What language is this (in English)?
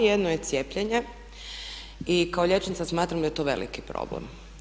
Croatian